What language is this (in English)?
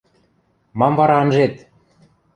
Western Mari